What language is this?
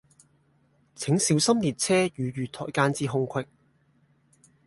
Cantonese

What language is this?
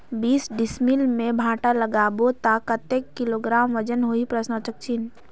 Chhattisgarhi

